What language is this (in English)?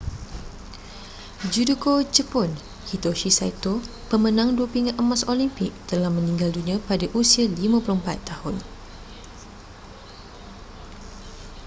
Malay